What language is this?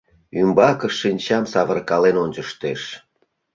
Mari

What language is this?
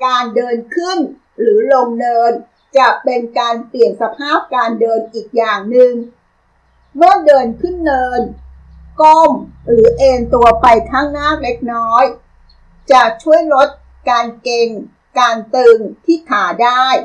Thai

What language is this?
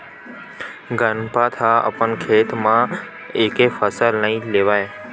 Chhattisgarhi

